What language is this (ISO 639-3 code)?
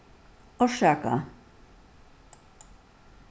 fao